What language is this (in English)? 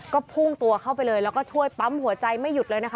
Thai